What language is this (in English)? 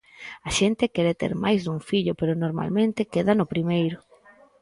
Galician